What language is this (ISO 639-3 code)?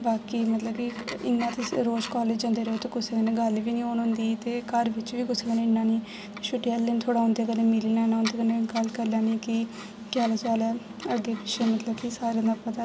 doi